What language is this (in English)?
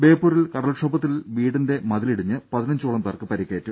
Malayalam